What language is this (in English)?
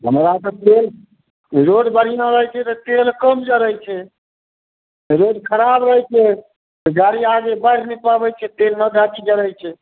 Maithili